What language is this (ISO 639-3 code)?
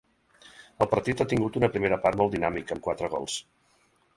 cat